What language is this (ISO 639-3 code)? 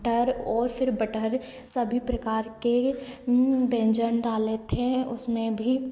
hin